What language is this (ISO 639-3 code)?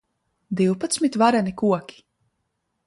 lav